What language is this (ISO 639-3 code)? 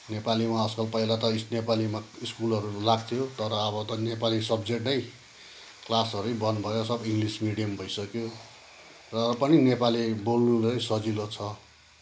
nep